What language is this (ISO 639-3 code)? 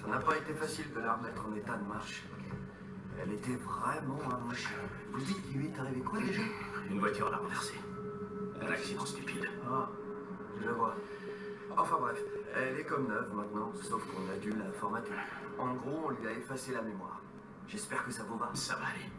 fra